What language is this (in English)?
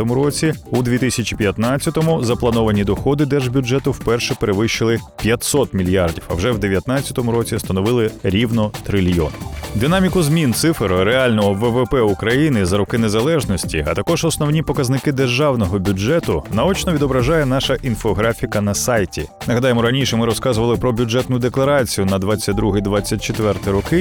Ukrainian